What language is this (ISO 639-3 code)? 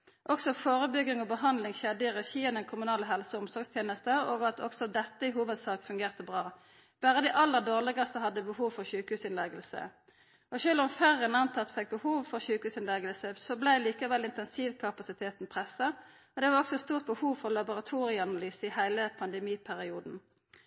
nno